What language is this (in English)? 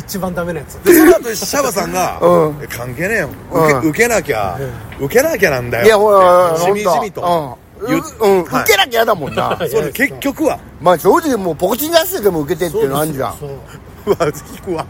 Japanese